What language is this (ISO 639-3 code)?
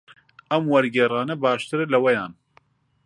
ckb